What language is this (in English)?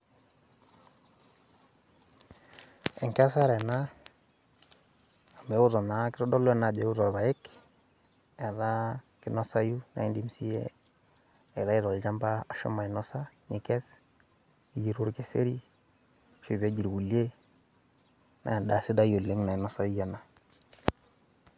Masai